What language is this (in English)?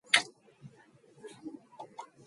Mongolian